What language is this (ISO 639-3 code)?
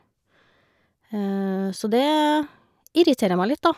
nor